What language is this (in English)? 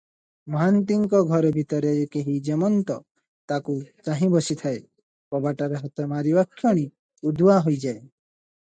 Odia